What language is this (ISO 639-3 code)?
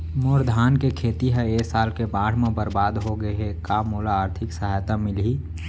hne